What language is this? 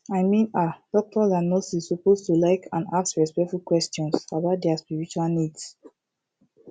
Nigerian Pidgin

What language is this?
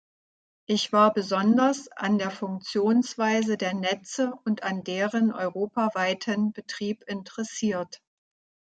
German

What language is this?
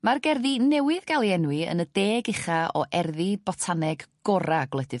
Welsh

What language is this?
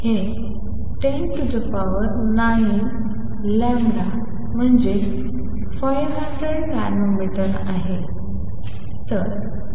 Marathi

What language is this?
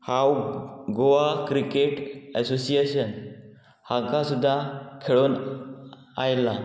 Konkani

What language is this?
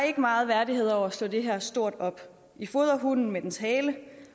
Danish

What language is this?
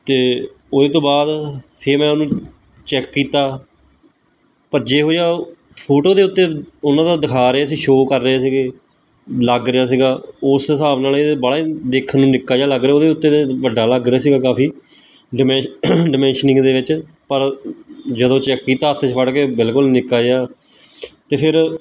Punjabi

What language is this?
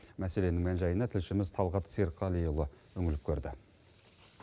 Kazakh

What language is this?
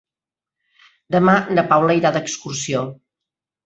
Catalan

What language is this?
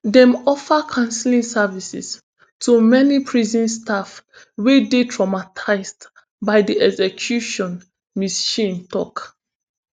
Nigerian Pidgin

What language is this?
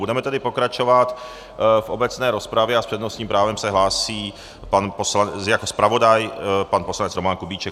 Czech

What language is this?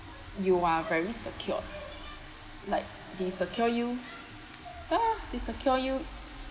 English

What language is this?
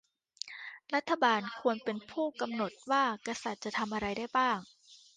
Thai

